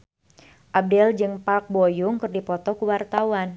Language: Sundanese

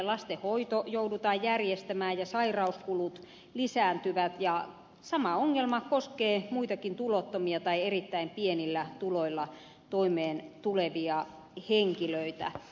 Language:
Finnish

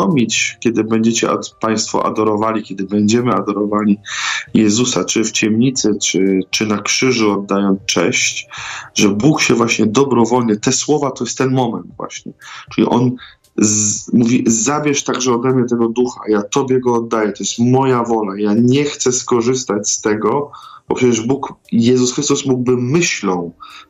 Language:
Polish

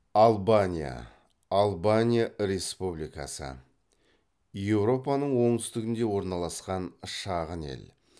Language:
Kazakh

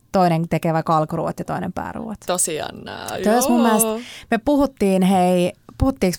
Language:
Finnish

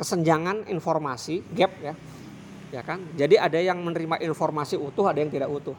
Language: Indonesian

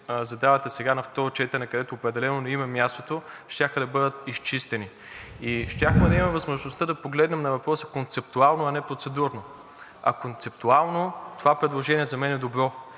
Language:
Bulgarian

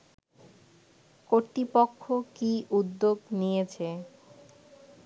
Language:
Bangla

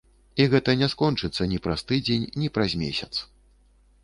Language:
Belarusian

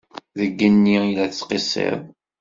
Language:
Kabyle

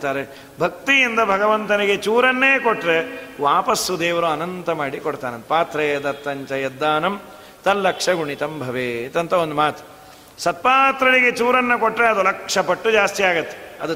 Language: Kannada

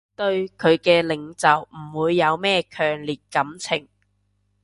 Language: Cantonese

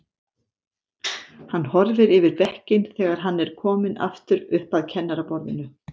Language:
Icelandic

